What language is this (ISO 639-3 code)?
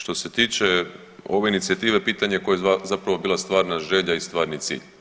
hrv